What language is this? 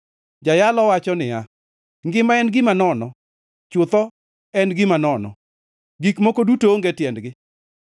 Luo (Kenya and Tanzania)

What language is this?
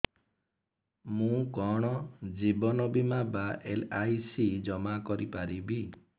Odia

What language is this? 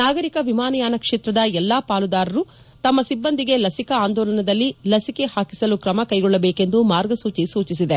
Kannada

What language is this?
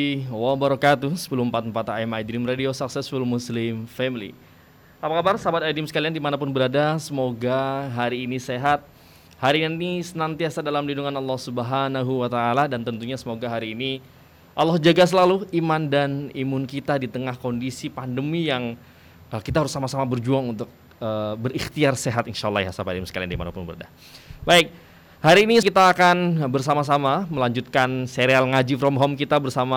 Indonesian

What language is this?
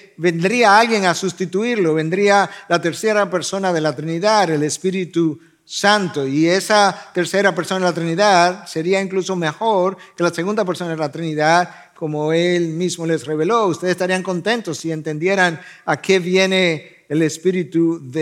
Spanish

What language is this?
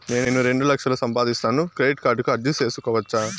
Telugu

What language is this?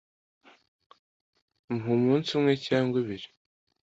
Kinyarwanda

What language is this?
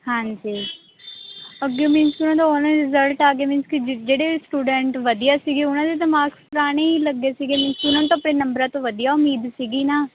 Punjabi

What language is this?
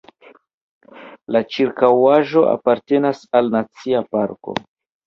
Esperanto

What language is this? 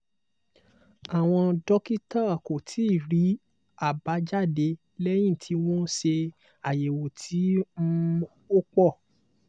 Yoruba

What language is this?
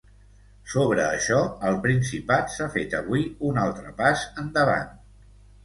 Catalan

